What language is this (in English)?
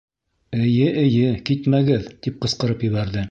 Bashkir